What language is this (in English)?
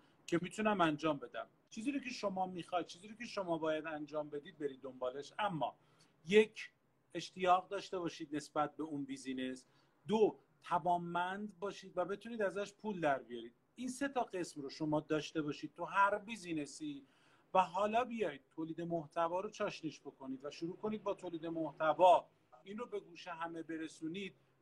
Persian